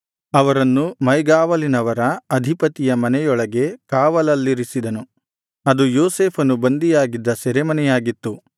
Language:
Kannada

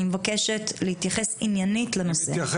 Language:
Hebrew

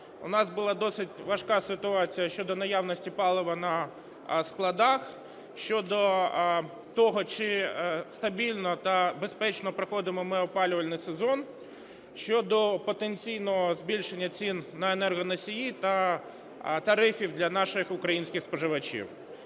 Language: Ukrainian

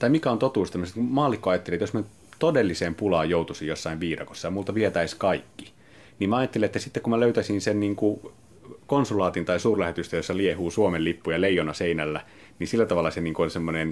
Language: Finnish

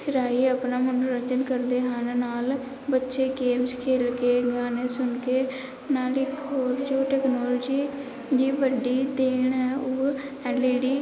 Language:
Punjabi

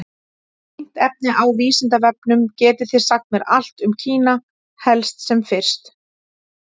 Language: Icelandic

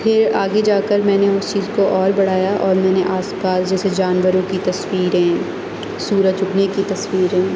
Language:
Urdu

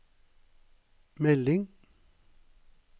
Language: Norwegian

